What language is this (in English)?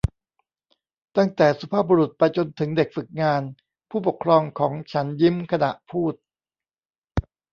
Thai